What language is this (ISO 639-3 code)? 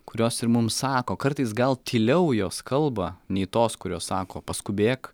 lit